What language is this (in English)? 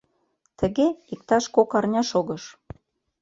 Mari